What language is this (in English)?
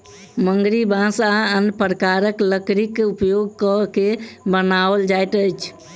Maithili